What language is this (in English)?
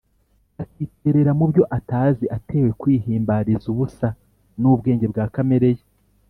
Kinyarwanda